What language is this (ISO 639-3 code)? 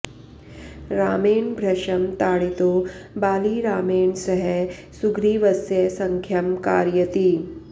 san